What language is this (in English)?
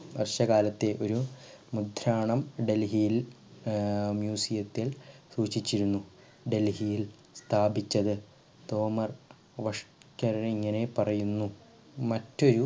Malayalam